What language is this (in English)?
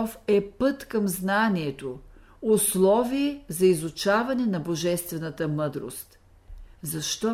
Bulgarian